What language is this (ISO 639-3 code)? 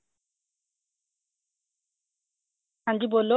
pan